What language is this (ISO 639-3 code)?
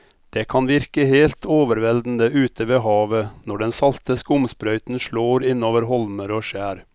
nor